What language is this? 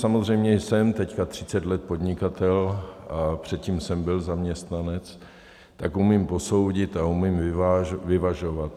Czech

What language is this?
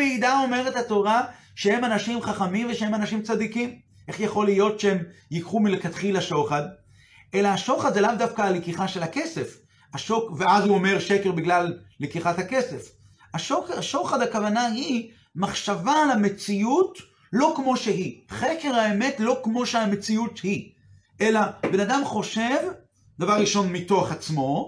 Hebrew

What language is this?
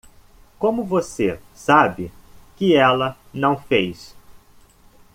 Portuguese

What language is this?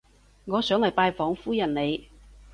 Cantonese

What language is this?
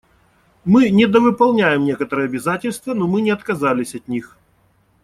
Russian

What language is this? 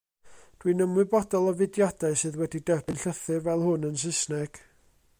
Welsh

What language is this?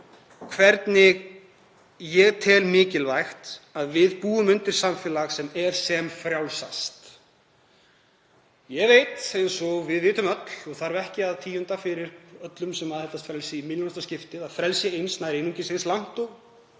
Icelandic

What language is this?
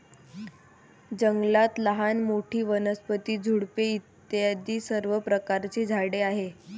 Marathi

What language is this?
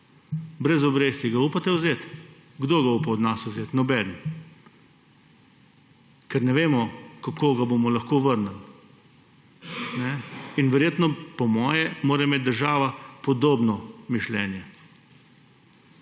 Slovenian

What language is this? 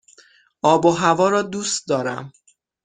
Persian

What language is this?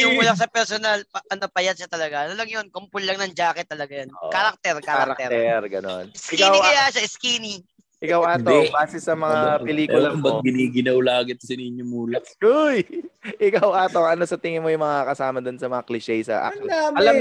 Filipino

